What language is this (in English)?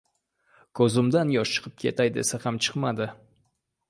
Uzbek